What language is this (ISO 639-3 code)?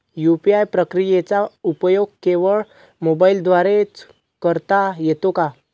mar